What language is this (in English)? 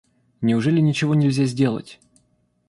Russian